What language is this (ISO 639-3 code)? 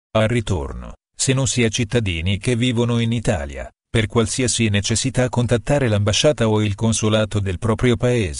ita